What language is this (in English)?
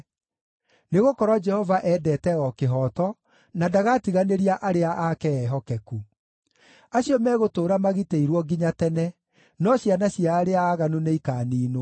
Kikuyu